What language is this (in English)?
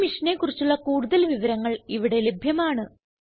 Malayalam